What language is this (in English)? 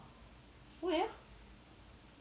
English